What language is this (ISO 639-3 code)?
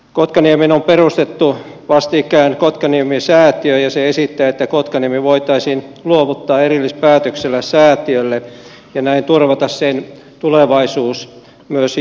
fin